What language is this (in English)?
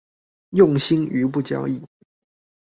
Chinese